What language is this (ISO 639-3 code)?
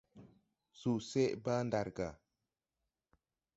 tui